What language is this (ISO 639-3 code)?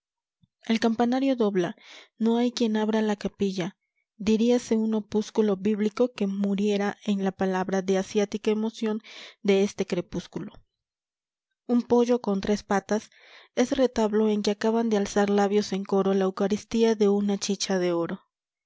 spa